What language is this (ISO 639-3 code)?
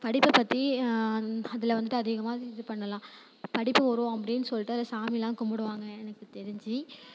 tam